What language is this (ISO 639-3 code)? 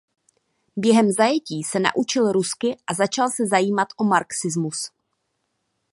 ces